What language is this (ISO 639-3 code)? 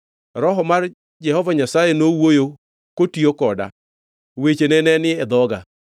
luo